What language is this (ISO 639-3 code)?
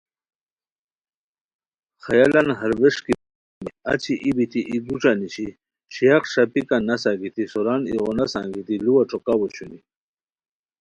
khw